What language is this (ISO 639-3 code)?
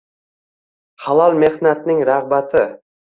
uzb